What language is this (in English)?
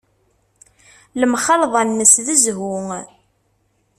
Kabyle